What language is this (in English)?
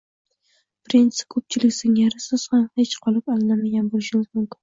Uzbek